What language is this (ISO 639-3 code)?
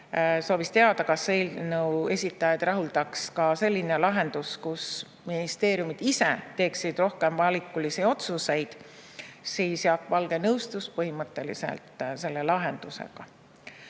est